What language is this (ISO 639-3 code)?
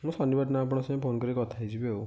ori